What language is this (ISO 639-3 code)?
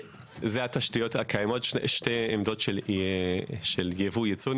heb